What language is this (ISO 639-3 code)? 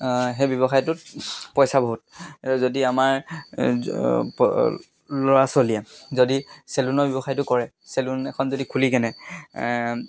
asm